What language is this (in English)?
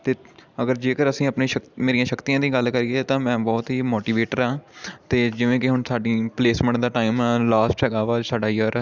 Punjabi